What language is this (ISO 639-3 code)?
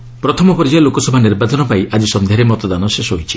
ori